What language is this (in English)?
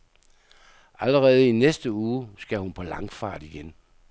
Danish